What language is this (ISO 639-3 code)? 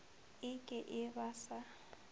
nso